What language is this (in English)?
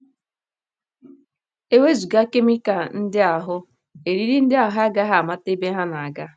Igbo